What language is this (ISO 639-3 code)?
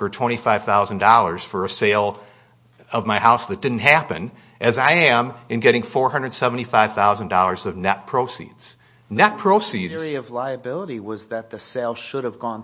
eng